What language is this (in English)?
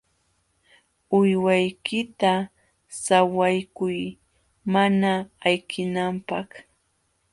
Jauja Wanca Quechua